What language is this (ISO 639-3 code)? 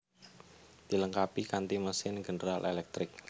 jav